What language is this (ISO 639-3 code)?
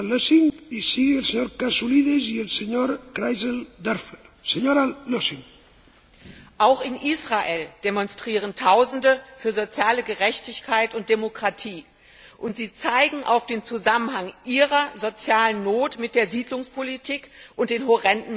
deu